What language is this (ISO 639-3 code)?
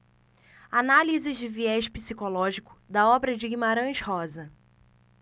por